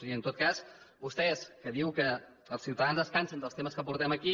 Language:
Catalan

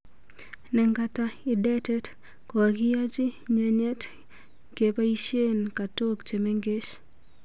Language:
Kalenjin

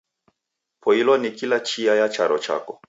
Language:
Taita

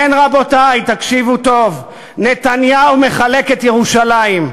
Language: Hebrew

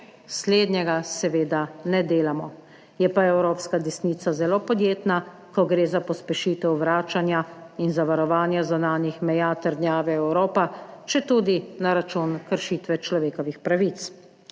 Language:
Slovenian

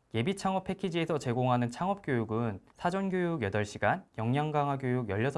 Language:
Korean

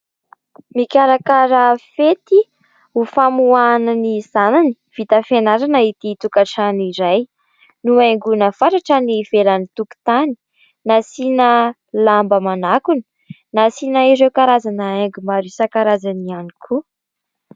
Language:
Malagasy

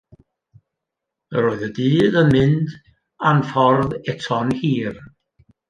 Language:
Welsh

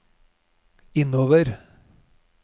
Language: Norwegian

